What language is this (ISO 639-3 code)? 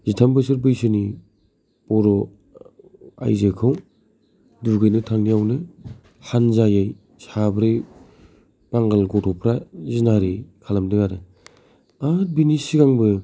brx